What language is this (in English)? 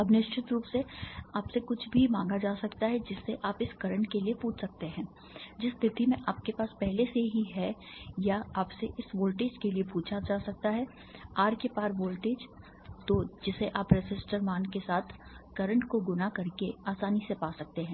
Hindi